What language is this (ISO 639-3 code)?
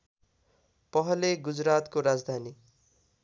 nep